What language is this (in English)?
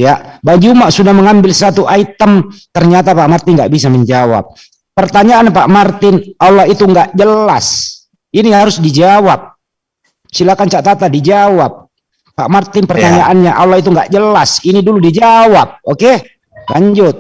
Indonesian